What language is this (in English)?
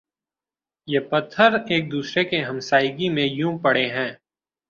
Urdu